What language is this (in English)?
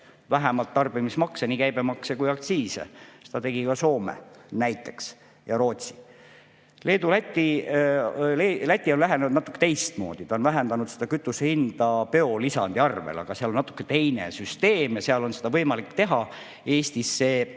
Estonian